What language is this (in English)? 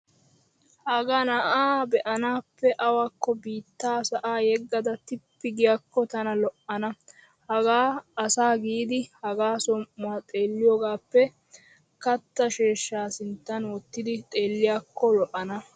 Wolaytta